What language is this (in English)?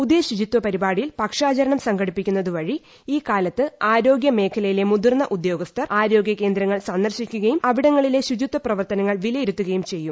Malayalam